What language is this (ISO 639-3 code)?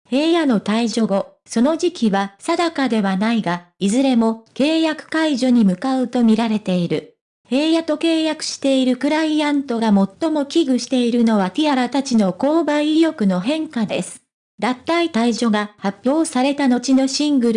jpn